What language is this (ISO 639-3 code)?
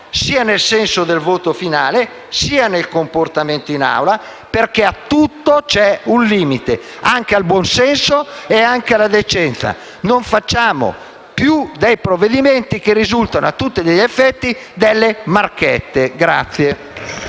ita